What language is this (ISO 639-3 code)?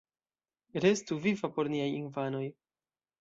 epo